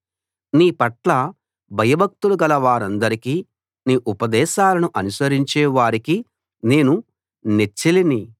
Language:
Telugu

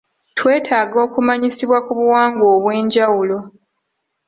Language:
Ganda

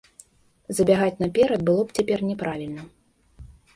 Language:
Belarusian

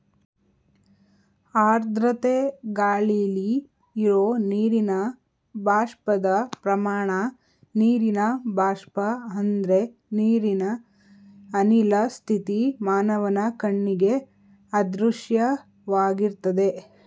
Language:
Kannada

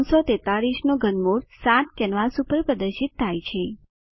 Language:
Gujarati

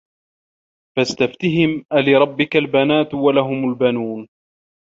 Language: Arabic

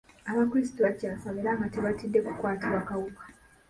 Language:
Ganda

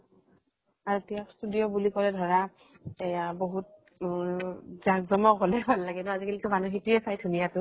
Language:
Assamese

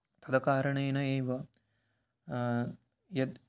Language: Sanskrit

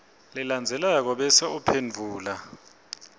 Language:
Swati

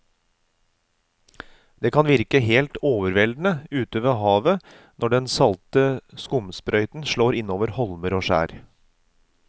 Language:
Norwegian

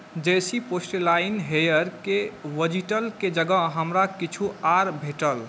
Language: Maithili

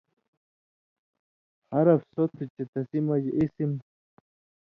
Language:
Indus Kohistani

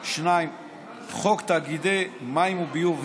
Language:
Hebrew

